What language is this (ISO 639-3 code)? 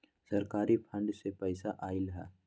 mag